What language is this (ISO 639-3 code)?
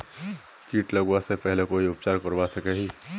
mag